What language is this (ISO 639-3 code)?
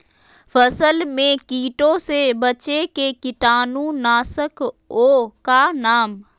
mag